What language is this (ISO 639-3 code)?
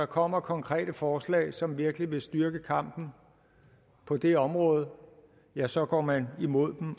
dan